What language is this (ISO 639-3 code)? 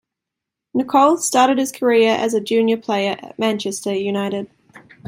eng